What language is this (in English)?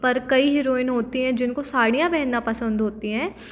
Hindi